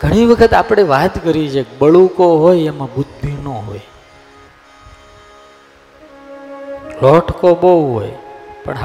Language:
Gujarati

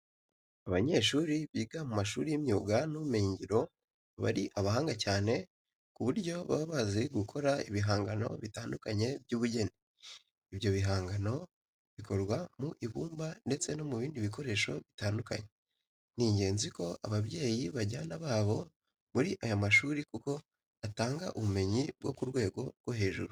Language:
Kinyarwanda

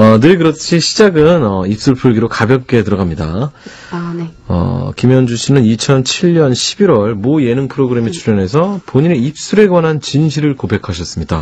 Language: Korean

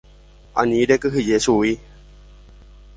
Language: Guarani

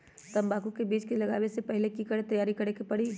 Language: Magahi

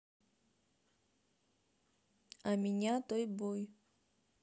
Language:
Russian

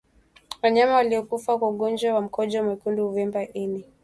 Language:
Swahili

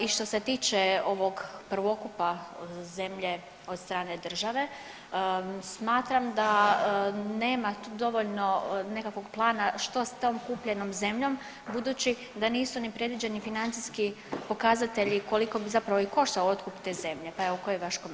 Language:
Croatian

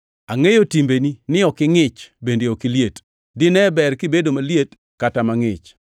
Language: Luo (Kenya and Tanzania)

